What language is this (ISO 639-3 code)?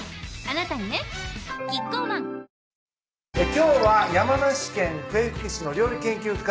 jpn